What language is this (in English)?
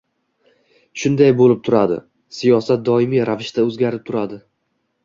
Uzbek